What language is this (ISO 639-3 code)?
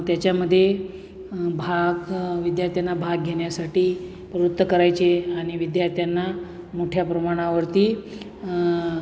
mar